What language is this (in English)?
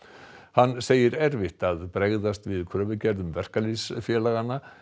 Icelandic